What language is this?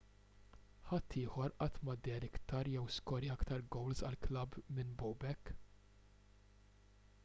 Maltese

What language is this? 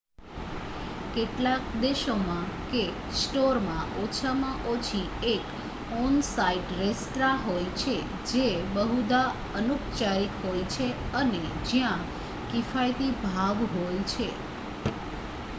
Gujarati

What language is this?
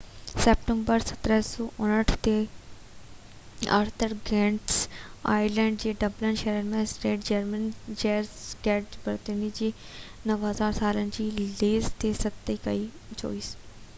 Sindhi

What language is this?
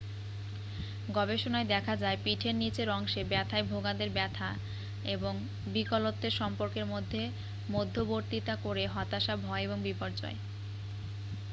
Bangla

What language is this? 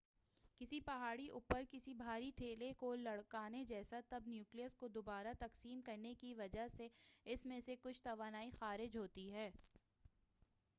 Urdu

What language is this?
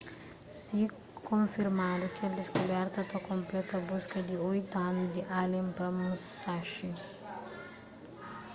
Kabuverdianu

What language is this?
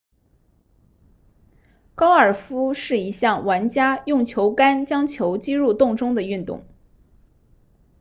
Chinese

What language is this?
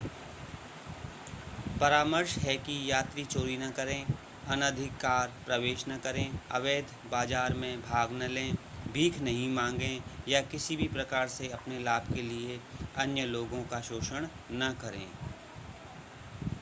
Hindi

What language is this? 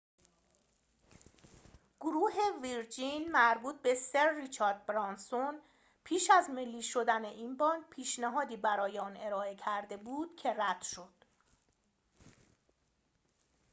Persian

